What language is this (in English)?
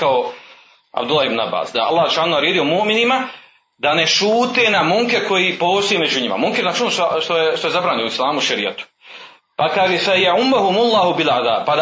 Croatian